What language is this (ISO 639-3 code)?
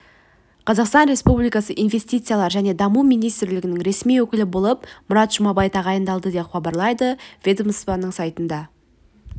kaz